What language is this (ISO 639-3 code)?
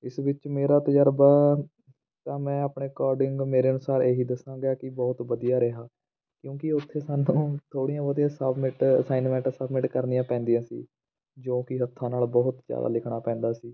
pan